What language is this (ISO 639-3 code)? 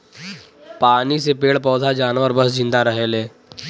bho